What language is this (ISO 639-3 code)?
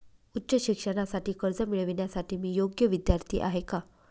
mar